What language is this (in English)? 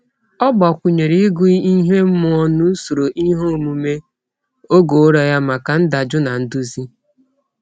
Igbo